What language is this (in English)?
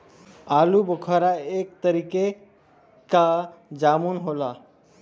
Bhojpuri